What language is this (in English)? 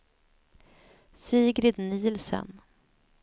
Swedish